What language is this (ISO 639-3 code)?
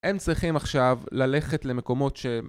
heb